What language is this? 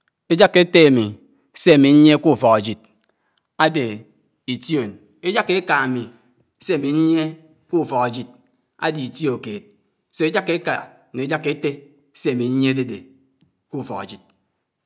Anaang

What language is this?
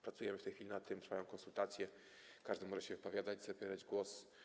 Polish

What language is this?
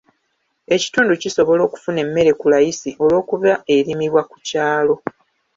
Ganda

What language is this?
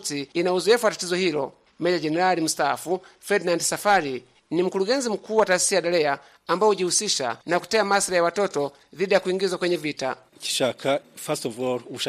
Swahili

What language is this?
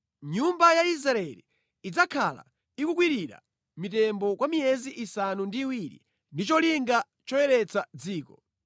Nyanja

